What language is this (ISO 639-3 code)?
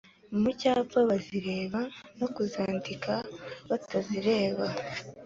kin